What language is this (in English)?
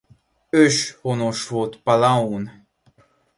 Hungarian